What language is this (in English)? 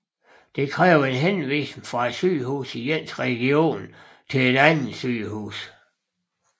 Danish